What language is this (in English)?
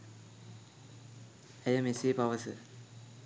Sinhala